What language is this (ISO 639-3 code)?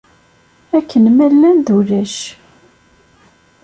kab